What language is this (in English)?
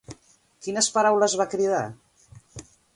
Catalan